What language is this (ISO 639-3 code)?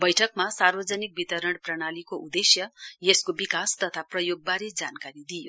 nep